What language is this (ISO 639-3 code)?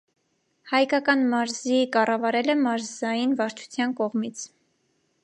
hye